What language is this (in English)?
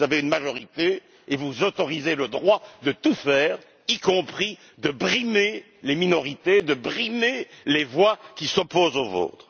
French